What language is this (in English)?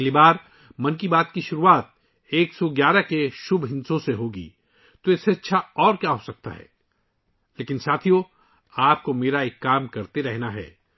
Urdu